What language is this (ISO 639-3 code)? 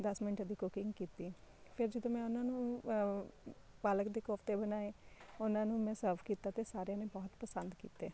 pan